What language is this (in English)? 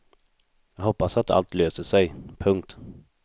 Swedish